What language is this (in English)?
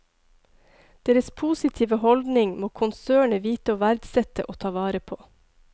Norwegian